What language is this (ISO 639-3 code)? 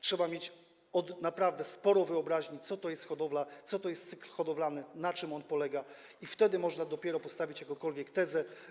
pol